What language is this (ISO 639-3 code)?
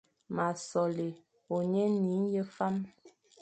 fan